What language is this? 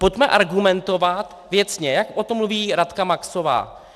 Czech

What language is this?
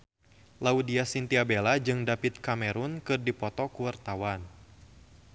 Sundanese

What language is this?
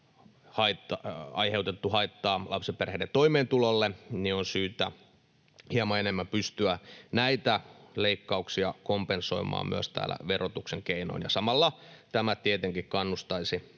Finnish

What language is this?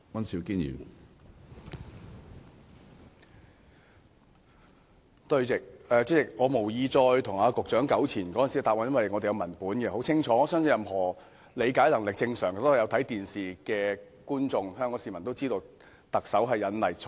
Cantonese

